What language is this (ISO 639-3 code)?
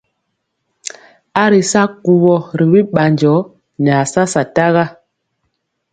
mcx